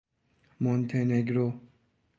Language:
Persian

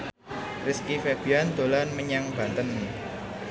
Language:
Javanese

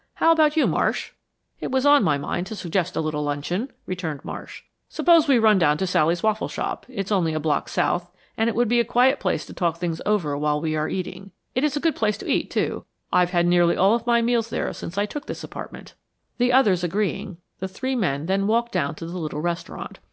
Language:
English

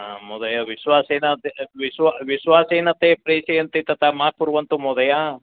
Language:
Sanskrit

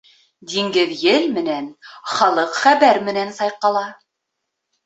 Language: Bashkir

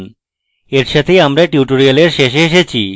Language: Bangla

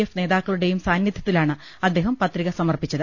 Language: Malayalam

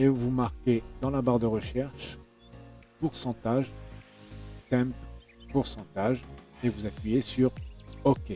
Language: French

